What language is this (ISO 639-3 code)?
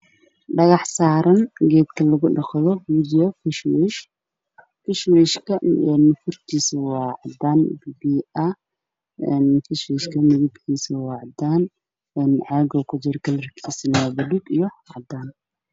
som